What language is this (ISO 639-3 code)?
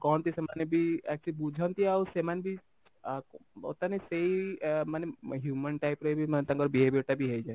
ori